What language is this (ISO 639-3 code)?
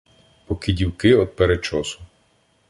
ukr